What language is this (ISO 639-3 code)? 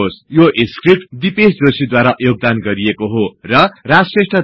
nep